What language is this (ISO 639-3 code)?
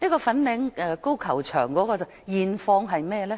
yue